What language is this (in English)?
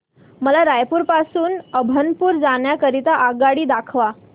Marathi